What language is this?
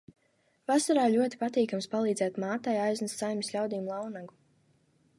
Latvian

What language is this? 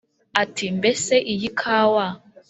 Kinyarwanda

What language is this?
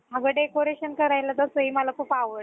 Marathi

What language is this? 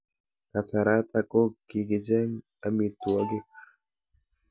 Kalenjin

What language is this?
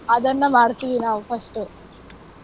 Kannada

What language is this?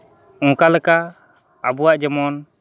Santali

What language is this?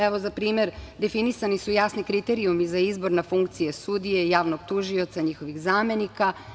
Serbian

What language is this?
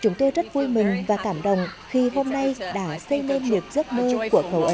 Vietnamese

